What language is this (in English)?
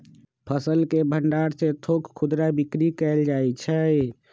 Magahi